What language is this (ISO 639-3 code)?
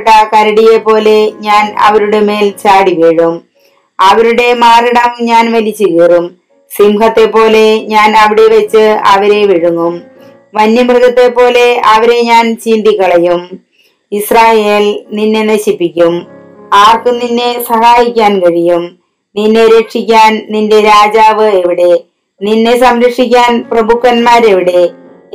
mal